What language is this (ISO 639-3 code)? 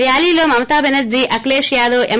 tel